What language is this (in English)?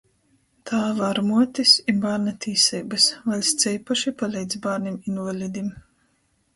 Latgalian